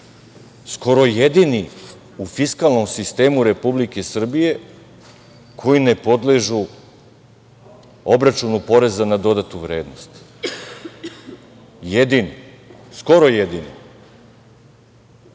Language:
Serbian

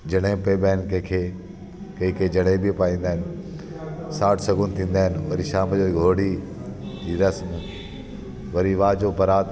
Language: Sindhi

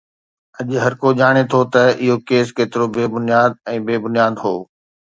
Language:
Sindhi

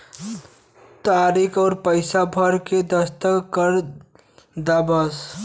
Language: Bhojpuri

